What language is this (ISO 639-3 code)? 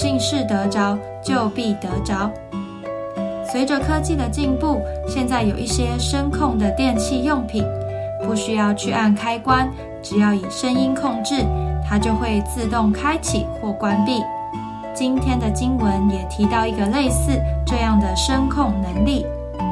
zho